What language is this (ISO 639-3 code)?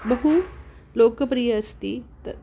san